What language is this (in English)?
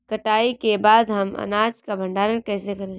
Hindi